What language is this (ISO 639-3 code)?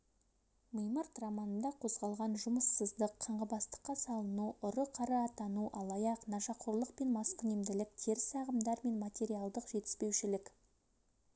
kaz